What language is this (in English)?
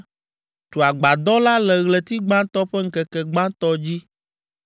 Ewe